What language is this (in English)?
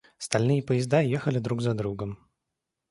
Russian